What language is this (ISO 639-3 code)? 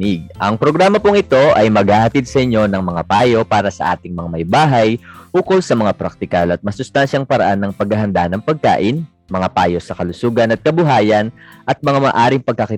fil